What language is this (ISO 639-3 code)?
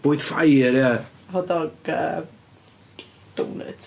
cym